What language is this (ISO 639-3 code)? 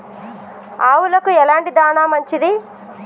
tel